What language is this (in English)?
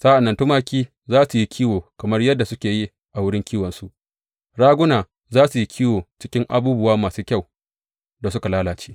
Hausa